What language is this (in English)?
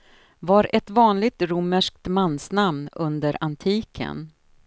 Swedish